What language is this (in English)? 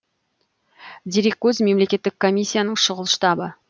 Kazakh